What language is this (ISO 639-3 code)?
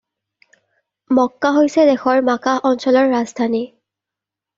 asm